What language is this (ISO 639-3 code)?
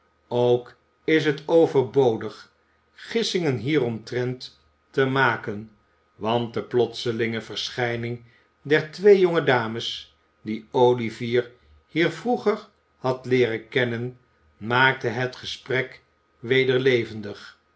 nld